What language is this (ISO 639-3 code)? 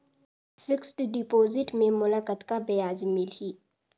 hne